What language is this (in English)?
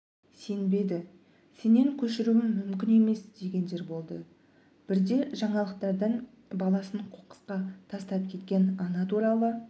Kazakh